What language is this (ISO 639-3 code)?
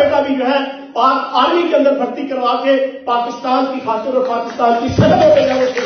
hin